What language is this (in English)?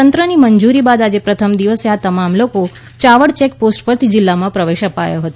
Gujarati